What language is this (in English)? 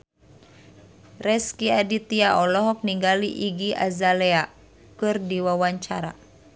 Sundanese